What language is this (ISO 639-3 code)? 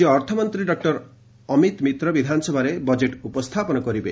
ori